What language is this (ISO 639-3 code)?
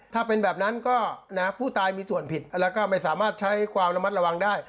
tha